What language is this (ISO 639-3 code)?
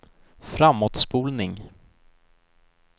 swe